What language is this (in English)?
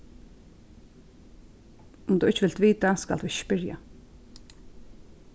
Faroese